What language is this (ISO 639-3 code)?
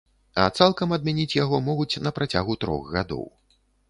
bel